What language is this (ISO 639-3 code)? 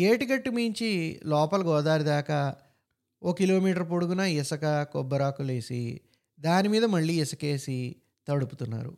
tel